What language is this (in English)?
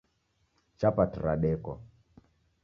Taita